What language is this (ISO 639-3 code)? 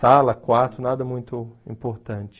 por